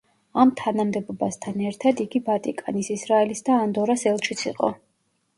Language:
Georgian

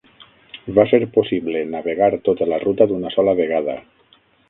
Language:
Catalan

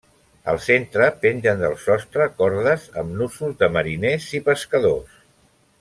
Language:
Catalan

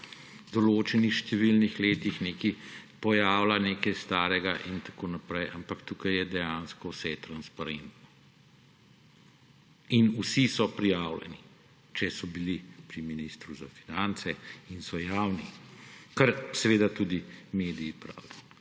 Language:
Slovenian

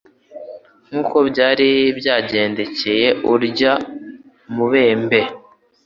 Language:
Kinyarwanda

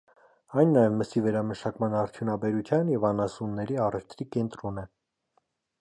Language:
Armenian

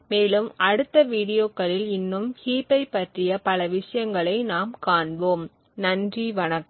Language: Tamil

